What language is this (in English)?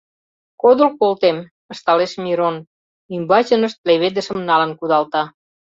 Mari